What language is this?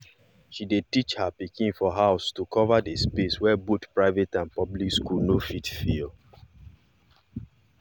Nigerian Pidgin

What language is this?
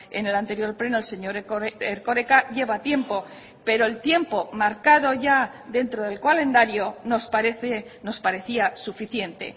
Spanish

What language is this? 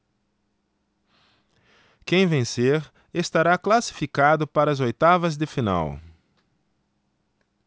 Portuguese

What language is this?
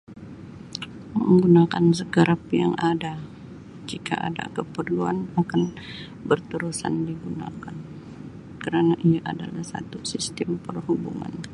Sabah Malay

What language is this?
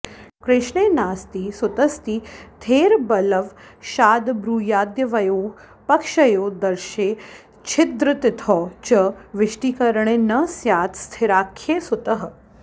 Sanskrit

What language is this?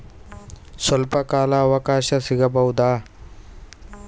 Kannada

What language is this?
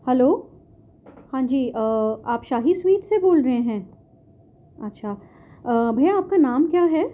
Urdu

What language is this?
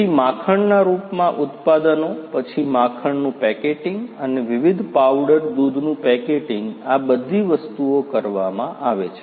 Gujarati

